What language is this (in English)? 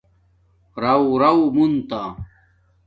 Domaaki